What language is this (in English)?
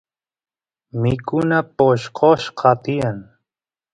Santiago del Estero Quichua